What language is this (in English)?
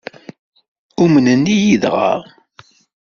Kabyle